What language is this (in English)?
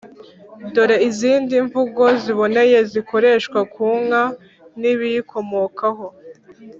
Kinyarwanda